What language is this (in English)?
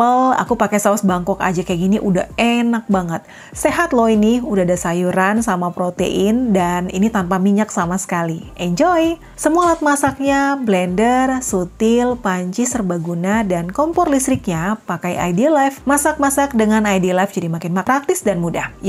Indonesian